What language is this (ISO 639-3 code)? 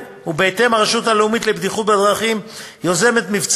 heb